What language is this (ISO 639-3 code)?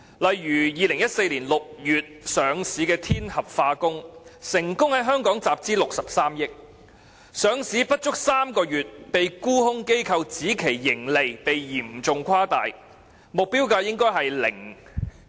yue